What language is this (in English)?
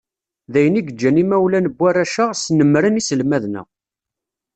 Kabyle